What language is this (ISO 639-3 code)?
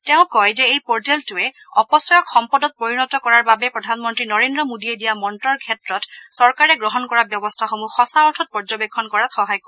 asm